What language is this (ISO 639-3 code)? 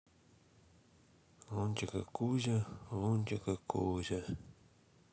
rus